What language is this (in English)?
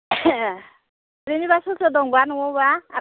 Bodo